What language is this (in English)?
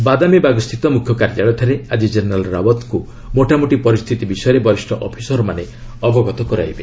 Odia